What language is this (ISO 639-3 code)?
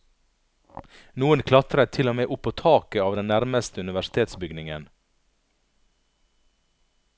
nor